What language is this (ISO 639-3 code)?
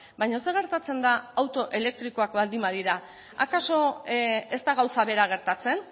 eus